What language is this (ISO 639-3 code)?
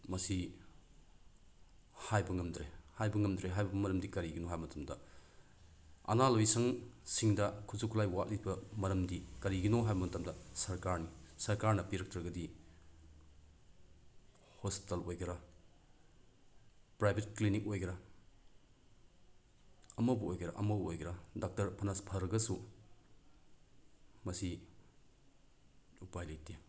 mni